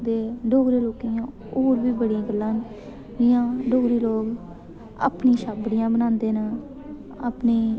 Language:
Dogri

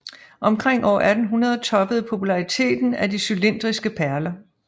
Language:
Danish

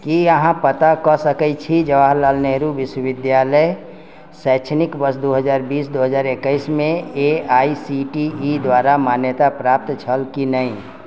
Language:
Maithili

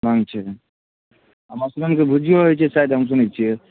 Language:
Maithili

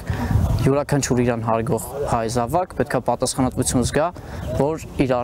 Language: Romanian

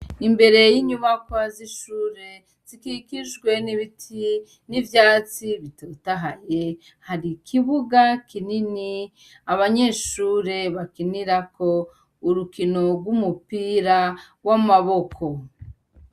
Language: Rundi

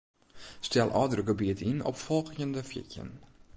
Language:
Western Frisian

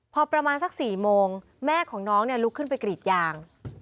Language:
Thai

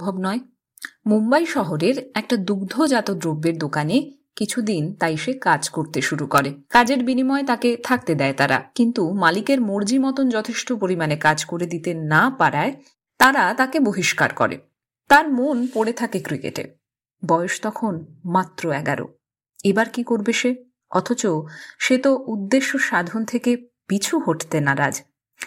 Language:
Bangla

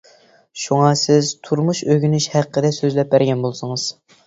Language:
Uyghur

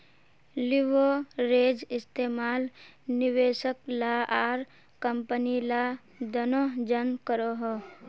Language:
Magahi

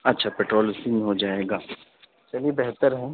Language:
Urdu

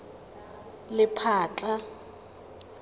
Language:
Tswana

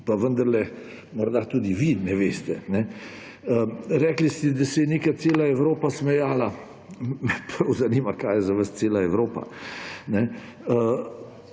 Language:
Slovenian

